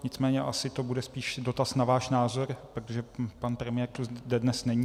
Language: Czech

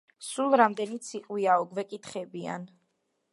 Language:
Georgian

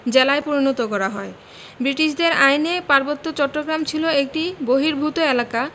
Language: Bangla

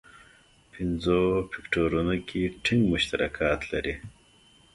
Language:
Pashto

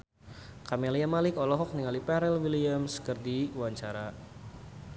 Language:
Sundanese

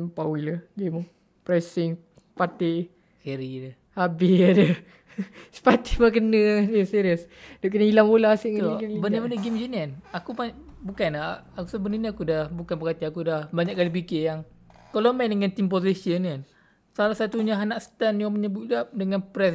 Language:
Malay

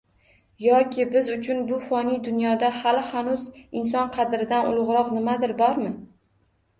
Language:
Uzbek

